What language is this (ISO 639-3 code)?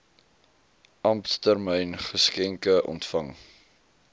afr